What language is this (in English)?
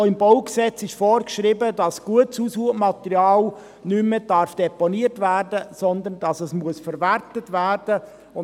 Swiss German